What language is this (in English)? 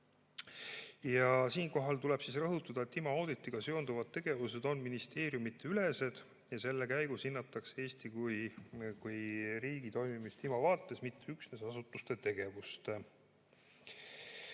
Estonian